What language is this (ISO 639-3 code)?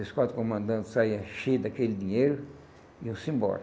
por